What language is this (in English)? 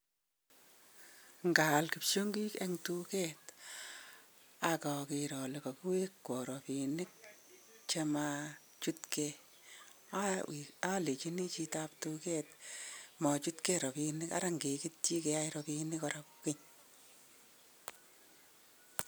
Kalenjin